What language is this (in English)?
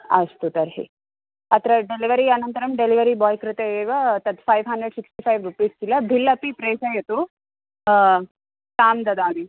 Sanskrit